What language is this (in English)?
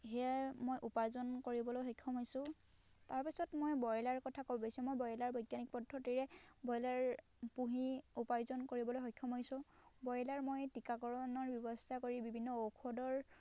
Assamese